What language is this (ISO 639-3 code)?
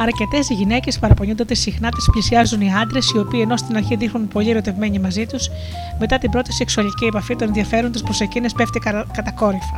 ell